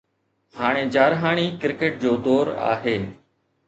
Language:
Sindhi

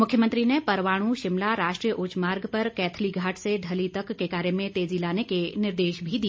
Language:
Hindi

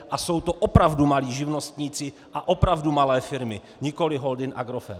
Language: Czech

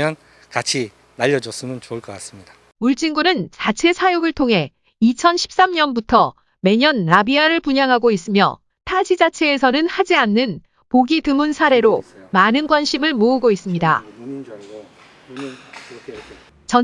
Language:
Korean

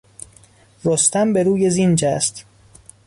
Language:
Persian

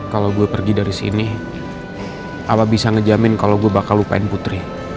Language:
Indonesian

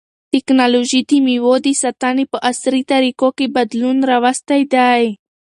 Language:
Pashto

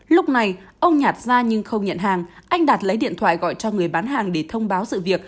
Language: Vietnamese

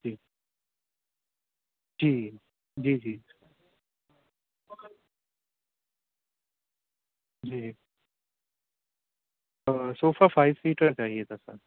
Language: Urdu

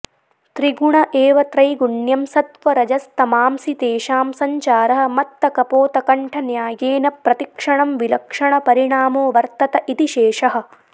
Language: Sanskrit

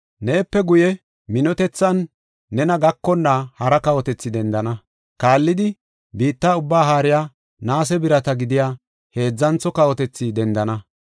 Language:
Gofa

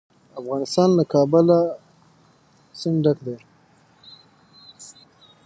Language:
Pashto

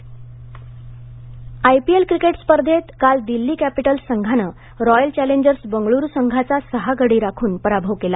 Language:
Marathi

